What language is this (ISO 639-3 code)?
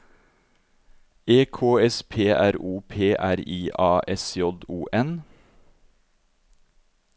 nor